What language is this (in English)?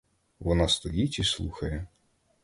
Ukrainian